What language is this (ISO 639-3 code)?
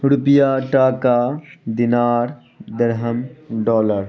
urd